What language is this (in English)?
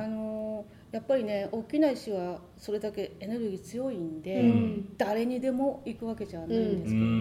Japanese